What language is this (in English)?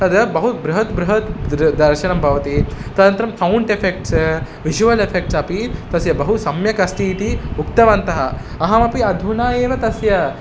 Sanskrit